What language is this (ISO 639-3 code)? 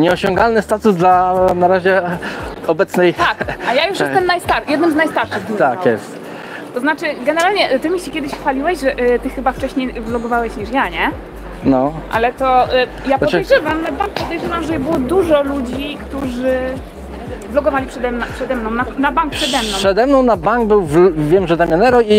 pol